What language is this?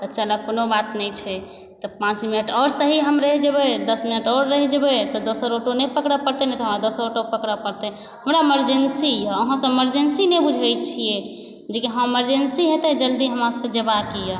Maithili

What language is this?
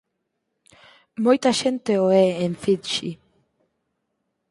Galician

